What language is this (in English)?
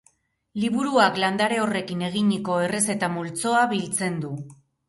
Basque